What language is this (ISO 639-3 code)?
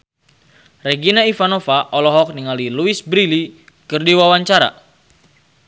sun